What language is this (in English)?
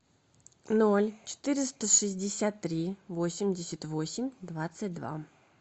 Russian